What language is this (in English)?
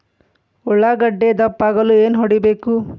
Kannada